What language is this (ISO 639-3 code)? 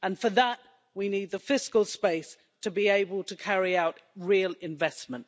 eng